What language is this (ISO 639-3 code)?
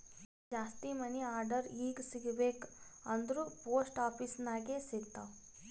kan